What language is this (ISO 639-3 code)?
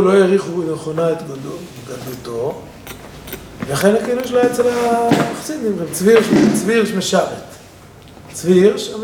heb